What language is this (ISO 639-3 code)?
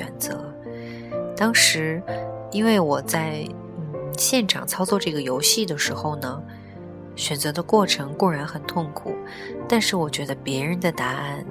zho